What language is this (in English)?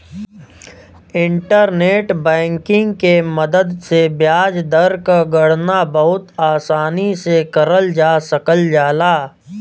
Bhojpuri